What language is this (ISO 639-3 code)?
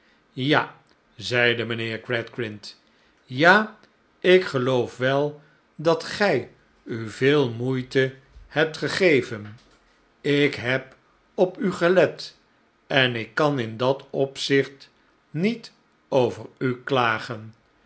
nld